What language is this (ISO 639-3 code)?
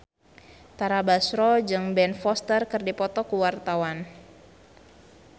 sun